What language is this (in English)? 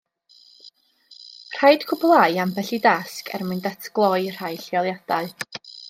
Welsh